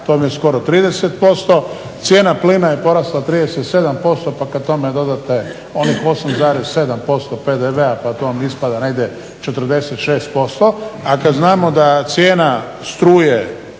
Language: Croatian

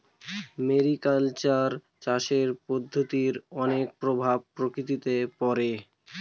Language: Bangla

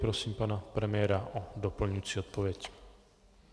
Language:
Czech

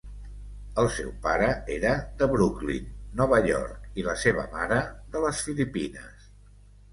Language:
Catalan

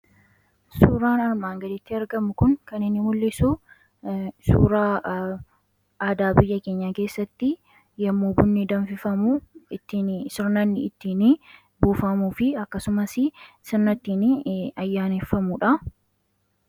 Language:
Oromo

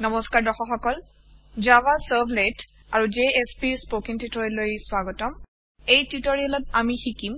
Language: Assamese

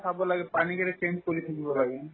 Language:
Assamese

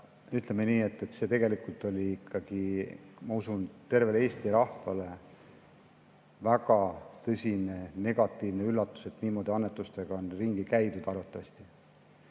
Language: Estonian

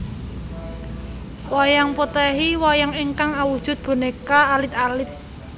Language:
Javanese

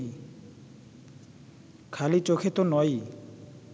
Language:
Bangla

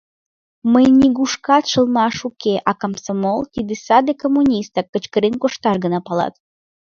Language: Mari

